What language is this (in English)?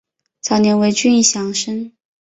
Chinese